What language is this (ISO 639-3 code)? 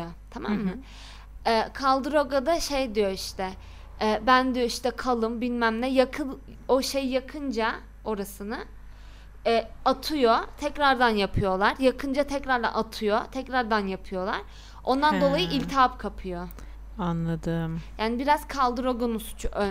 tur